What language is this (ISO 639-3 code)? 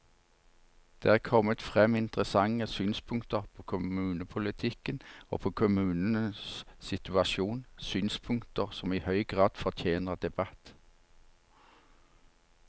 nor